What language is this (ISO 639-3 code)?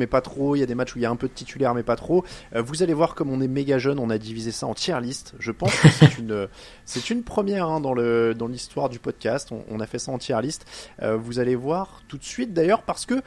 fra